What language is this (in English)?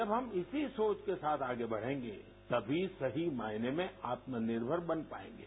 Hindi